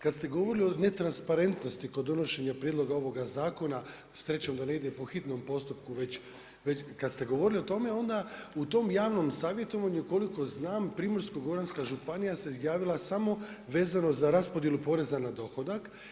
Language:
Croatian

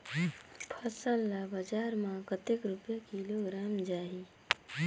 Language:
Chhattisgarhi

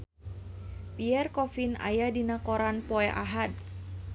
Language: Sundanese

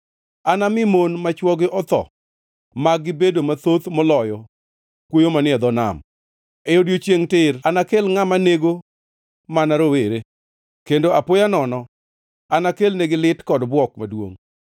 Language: Luo (Kenya and Tanzania)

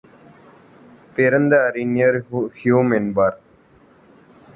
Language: Tamil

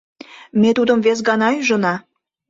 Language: Mari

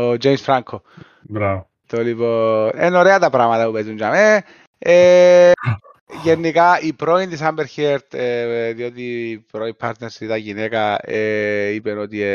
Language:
Greek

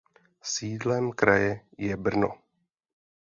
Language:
Czech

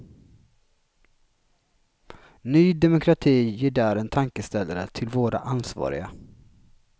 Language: Swedish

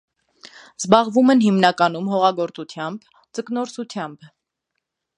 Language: Armenian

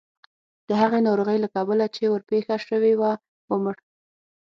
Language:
Pashto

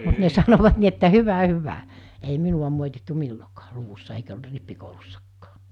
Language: Finnish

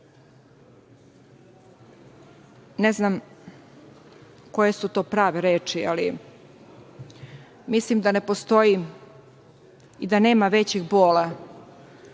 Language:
Serbian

